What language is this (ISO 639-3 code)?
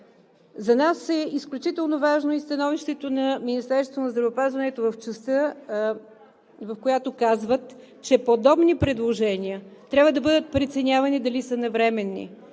bul